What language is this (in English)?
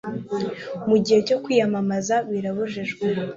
Kinyarwanda